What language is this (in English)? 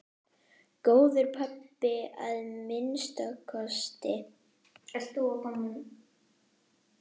Icelandic